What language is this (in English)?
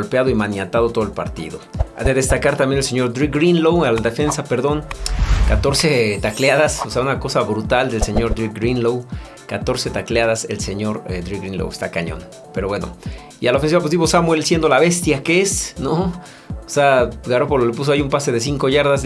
Spanish